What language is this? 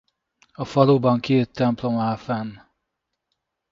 Hungarian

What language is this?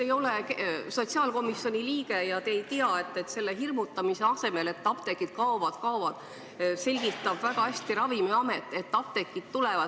Estonian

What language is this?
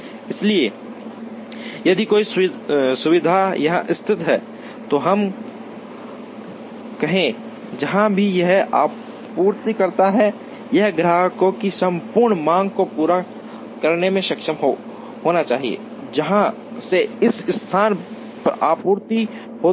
Hindi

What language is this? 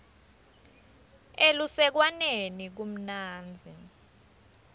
Swati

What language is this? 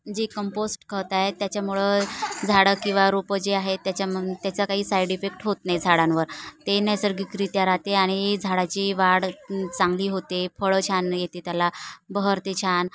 Marathi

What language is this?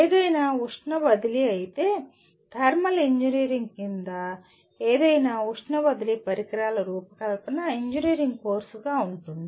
Telugu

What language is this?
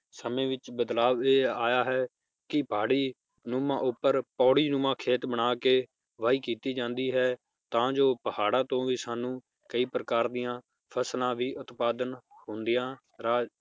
Punjabi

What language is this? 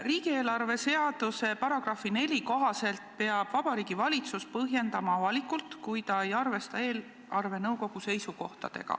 Estonian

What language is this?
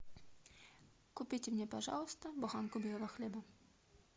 Russian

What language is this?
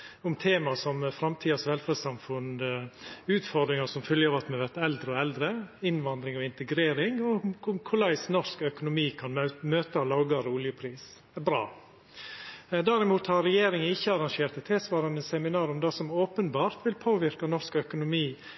Norwegian Nynorsk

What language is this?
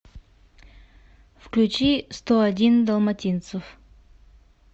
Russian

